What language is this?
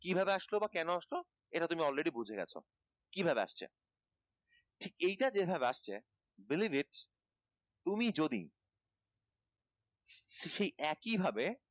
Bangla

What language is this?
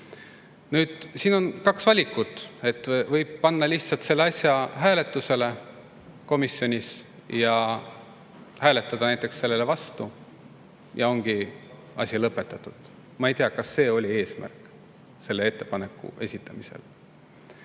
Estonian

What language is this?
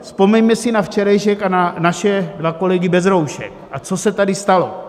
Czech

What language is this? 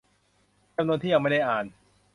Thai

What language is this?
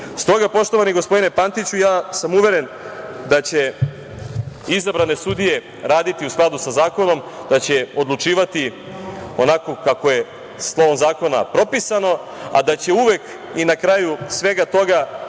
Serbian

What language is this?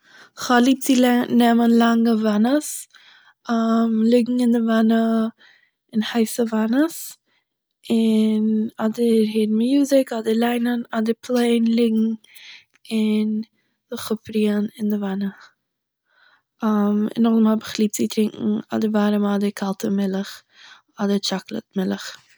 Yiddish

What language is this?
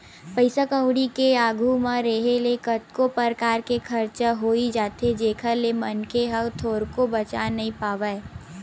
Chhattisgarhi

